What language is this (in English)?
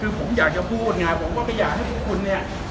Thai